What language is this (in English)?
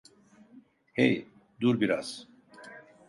Turkish